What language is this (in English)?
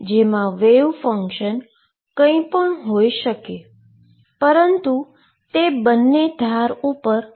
Gujarati